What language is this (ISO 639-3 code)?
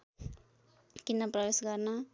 nep